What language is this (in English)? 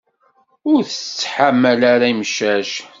Kabyle